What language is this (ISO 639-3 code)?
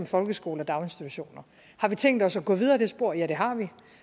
dan